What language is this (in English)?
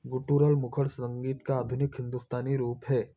Hindi